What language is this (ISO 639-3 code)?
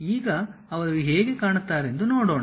kan